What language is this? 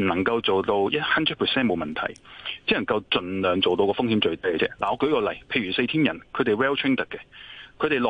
Chinese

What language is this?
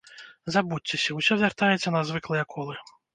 Belarusian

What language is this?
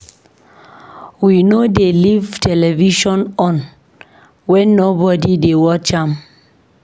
Nigerian Pidgin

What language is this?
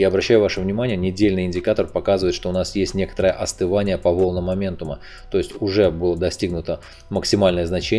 Russian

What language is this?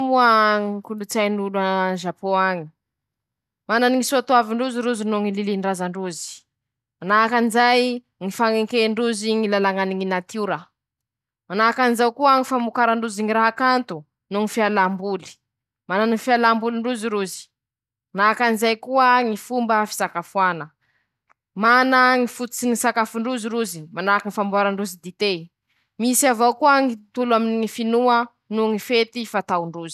Masikoro Malagasy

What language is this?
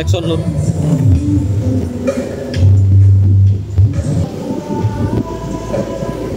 Indonesian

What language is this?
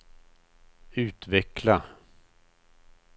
Swedish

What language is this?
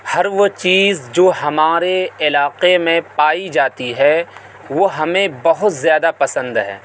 Urdu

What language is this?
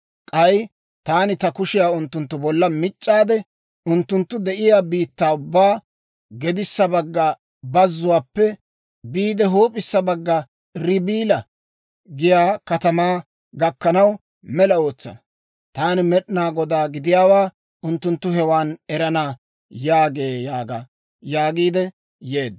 Dawro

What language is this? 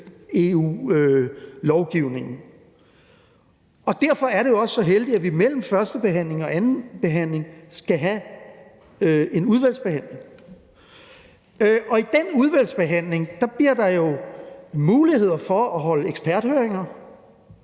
Danish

